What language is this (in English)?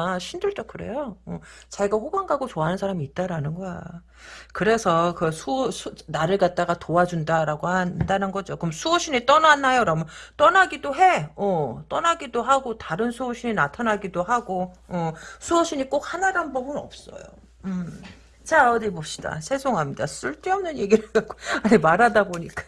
Korean